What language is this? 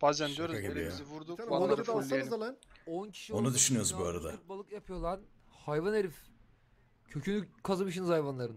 Turkish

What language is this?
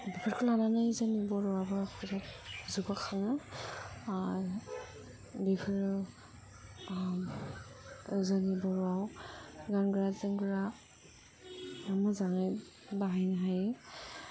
Bodo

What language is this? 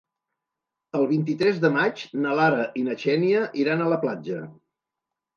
Catalan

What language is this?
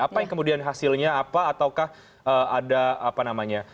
Indonesian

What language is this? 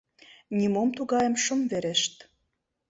Mari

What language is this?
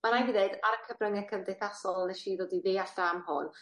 Welsh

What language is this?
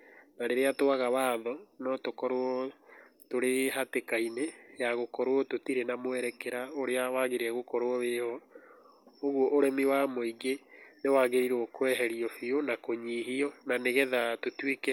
Kikuyu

